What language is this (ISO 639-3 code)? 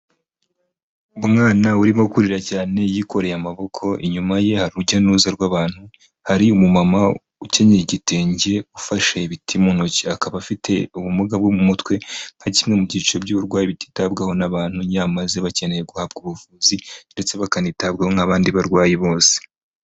kin